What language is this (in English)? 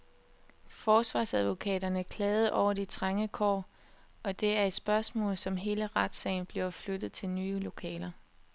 Danish